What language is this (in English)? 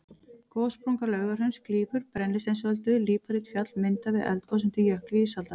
Icelandic